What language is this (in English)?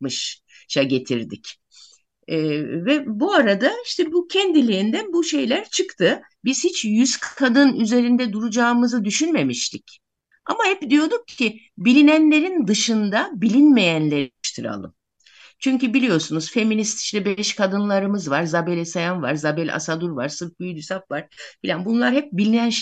Turkish